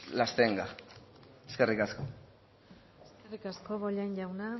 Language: Basque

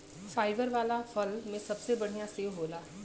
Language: Bhojpuri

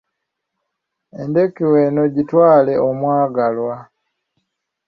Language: Ganda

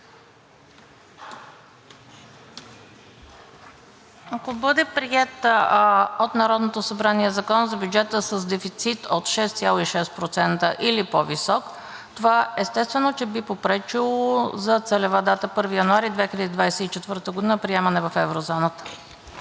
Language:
Bulgarian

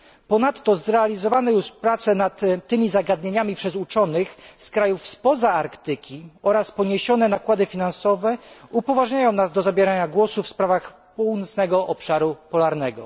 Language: Polish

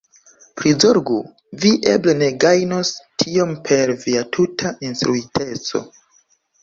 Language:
Esperanto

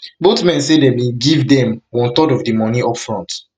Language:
Nigerian Pidgin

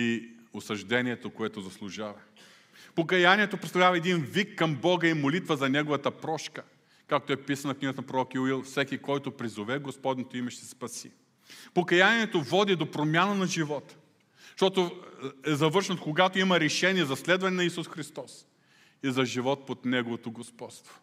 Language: Bulgarian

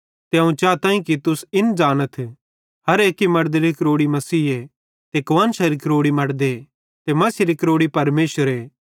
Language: Bhadrawahi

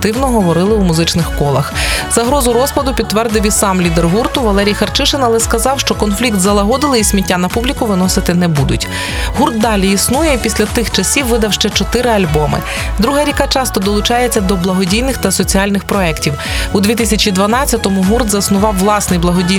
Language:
Ukrainian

